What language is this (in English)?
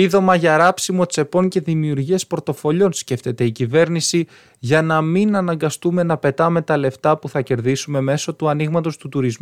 Greek